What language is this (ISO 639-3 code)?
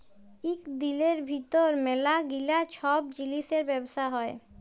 ben